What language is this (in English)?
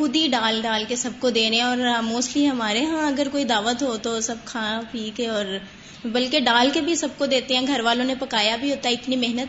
Urdu